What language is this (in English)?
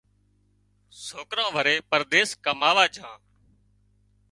Wadiyara Koli